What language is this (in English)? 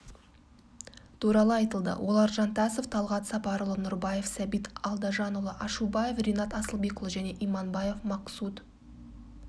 Kazakh